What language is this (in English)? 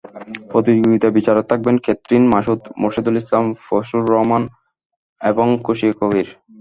Bangla